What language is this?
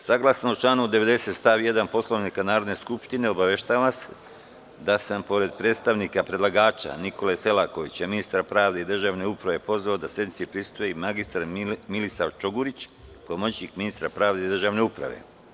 Serbian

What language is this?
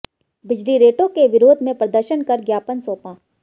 Hindi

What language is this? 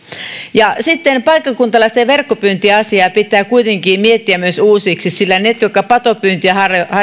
Finnish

